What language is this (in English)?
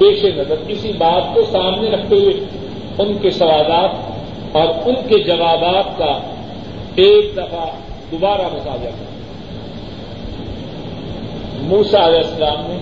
Urdu